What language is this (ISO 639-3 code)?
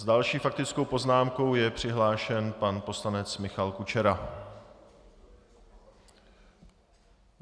ces